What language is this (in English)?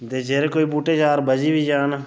Dogri